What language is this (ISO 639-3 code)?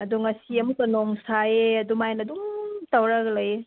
mni